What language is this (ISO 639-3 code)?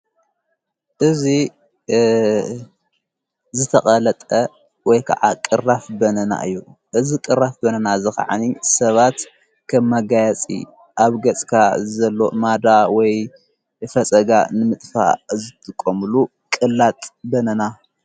tir